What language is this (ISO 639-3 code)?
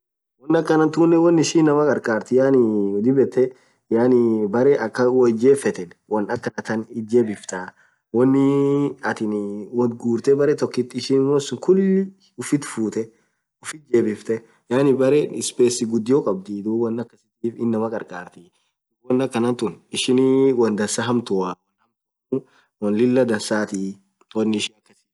orc